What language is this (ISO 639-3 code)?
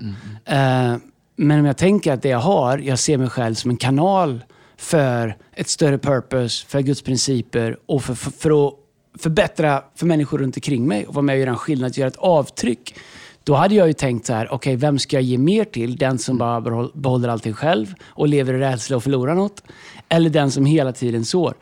swe